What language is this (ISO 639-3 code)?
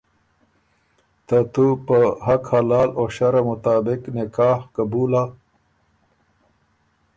oru